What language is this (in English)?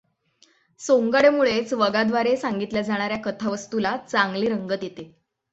Marathi